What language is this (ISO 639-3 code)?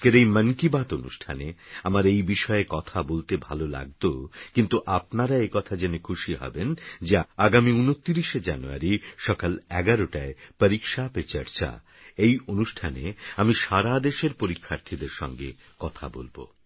ben